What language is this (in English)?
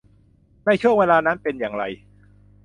Thai